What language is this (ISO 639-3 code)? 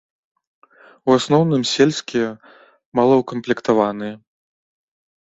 bel